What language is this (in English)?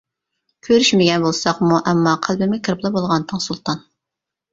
Uyghur